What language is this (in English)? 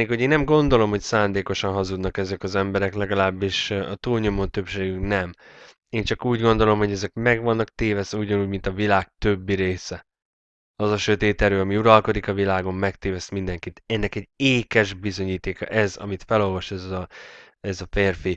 Hungarian